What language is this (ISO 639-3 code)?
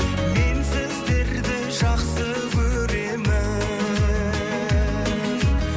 kaz